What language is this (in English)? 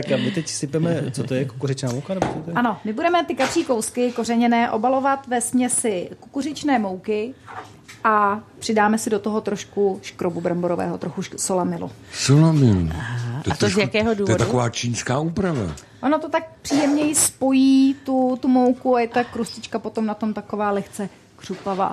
Czech